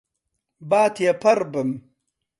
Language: Central Kurdish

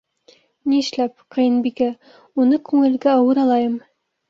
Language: Bashkir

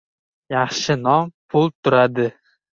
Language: Uzbek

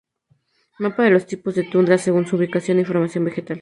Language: Spanish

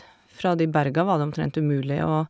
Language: Norwegian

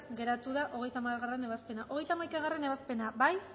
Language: Basque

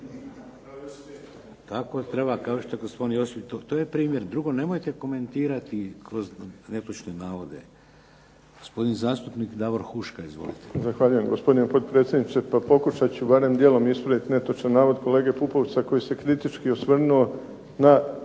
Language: Croatian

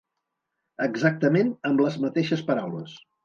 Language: Catalan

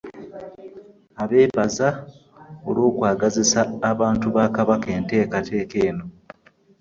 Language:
Ganda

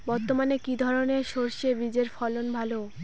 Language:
Bangla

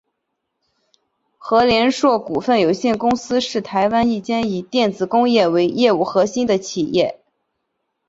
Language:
Chinese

